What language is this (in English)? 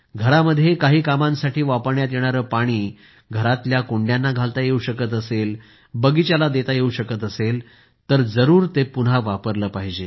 Marathi